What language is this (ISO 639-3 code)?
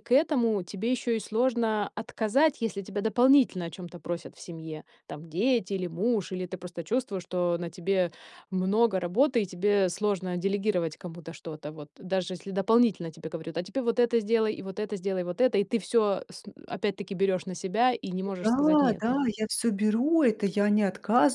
rus